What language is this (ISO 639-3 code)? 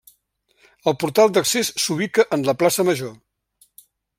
cat